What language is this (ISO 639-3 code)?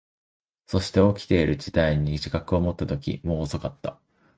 jpn